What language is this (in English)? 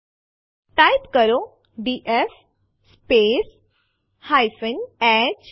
Gujarati